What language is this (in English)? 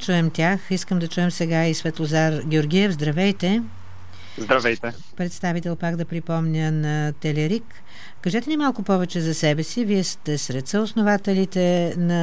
Bulgarian